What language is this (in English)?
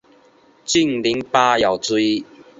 Chinese